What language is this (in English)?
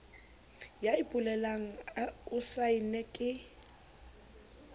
Southern Sotho